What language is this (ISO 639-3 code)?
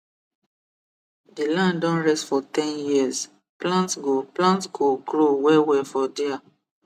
pcm